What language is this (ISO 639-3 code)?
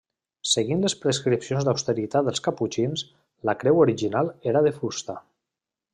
cat